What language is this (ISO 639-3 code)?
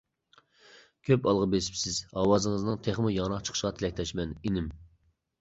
uig